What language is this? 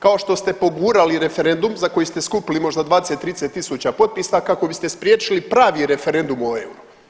Croatian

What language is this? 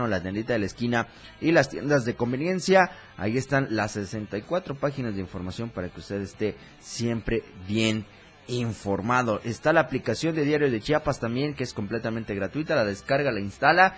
Spanish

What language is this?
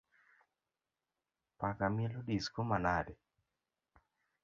Luo (Kenya and Tanzania)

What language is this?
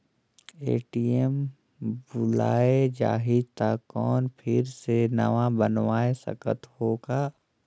Chhattisgarhi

